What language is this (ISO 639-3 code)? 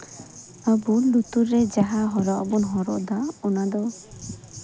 sat